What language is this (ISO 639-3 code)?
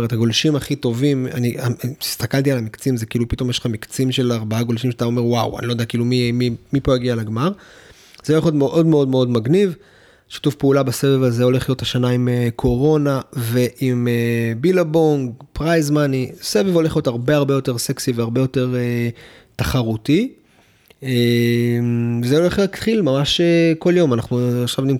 heb